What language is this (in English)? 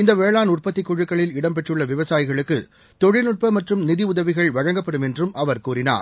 Tamil